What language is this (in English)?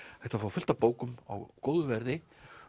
Icelandic